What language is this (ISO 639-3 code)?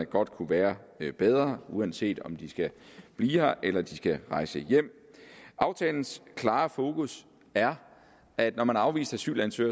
dan